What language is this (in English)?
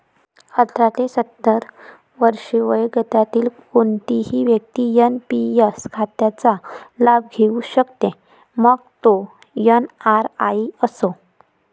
Marathi